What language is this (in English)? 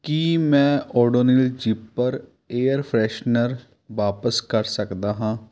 Punjabi